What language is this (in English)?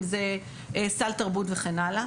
Hebrew